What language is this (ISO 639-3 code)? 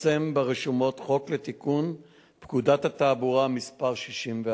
heb